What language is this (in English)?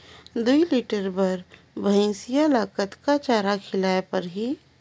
Chhattisgarhi